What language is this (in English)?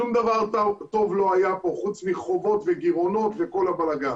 Hebrew